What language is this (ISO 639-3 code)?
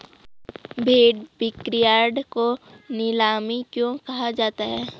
hin